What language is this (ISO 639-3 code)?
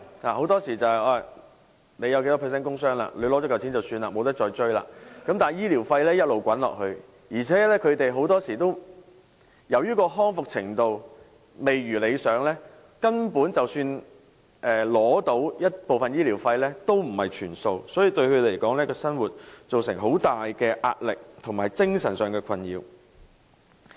yue